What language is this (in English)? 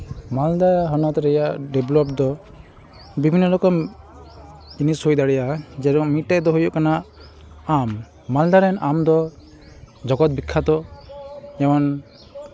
Santali